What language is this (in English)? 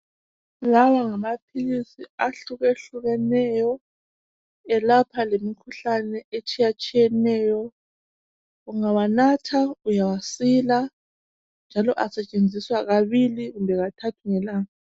North Ndebele